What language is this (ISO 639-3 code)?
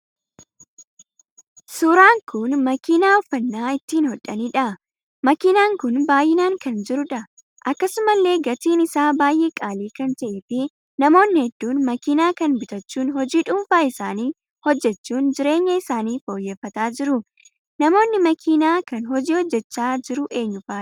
orm